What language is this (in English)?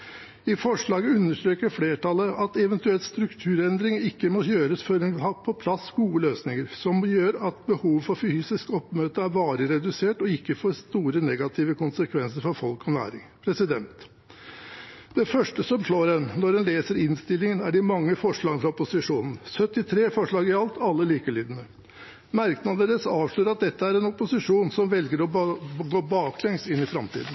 Norwegian Bokmål